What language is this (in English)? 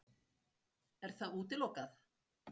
Icelandic